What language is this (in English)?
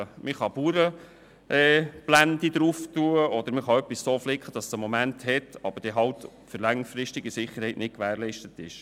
Swiss German